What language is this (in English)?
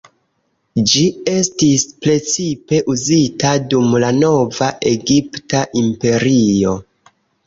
Esperanto